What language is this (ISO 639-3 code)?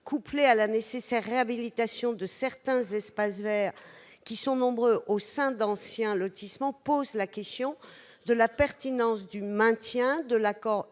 fra